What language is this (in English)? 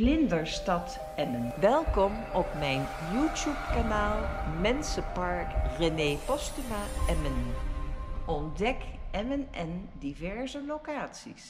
Dutch